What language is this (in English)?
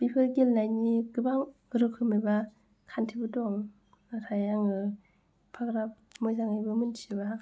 Bodo